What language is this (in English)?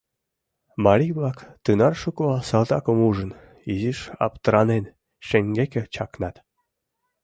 Mari